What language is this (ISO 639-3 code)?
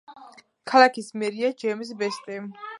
kat